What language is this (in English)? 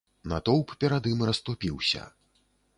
Belarusian